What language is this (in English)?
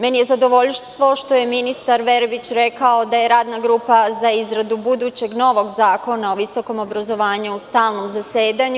Serbian